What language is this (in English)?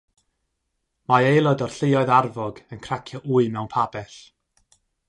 Welsh